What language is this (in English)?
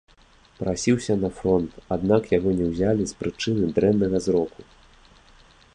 Belarusian